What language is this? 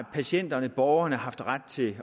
Danish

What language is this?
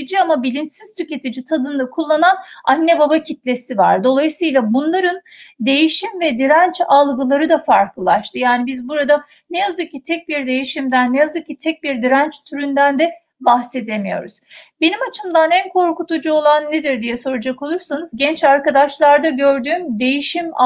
Turkish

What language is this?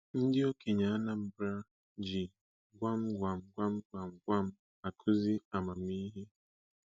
Igbo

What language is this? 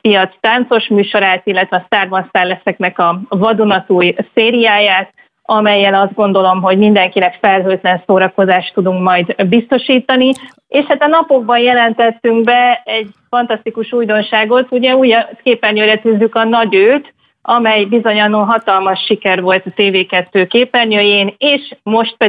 Hungarian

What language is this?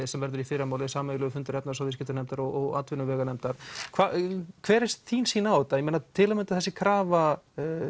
Icelandic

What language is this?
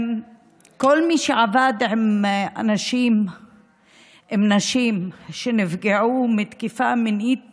Hebrew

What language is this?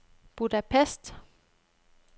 Danish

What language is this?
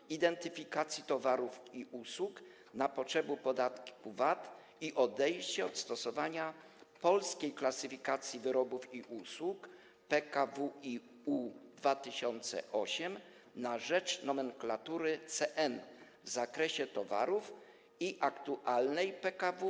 Polish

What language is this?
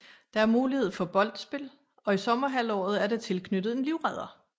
Danish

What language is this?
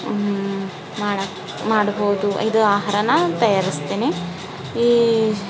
Kannada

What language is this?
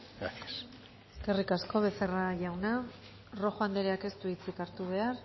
Basque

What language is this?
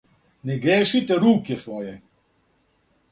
Serbian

